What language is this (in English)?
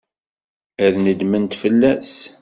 Kabyle